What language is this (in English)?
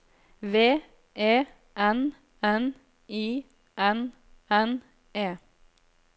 Norwegian